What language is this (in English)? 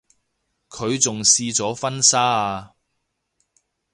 Cantonese